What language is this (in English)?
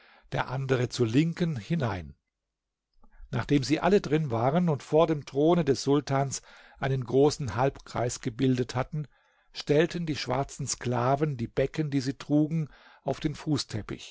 German